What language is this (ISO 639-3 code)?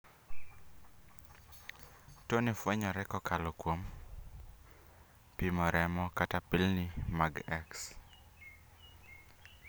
luo